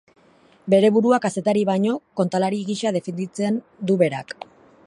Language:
Basque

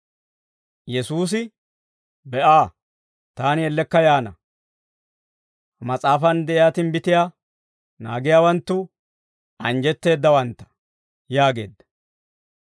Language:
Dawro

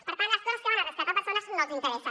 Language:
Catalan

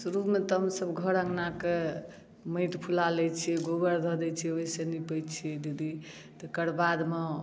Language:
Maithili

